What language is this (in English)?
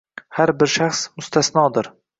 Uzbek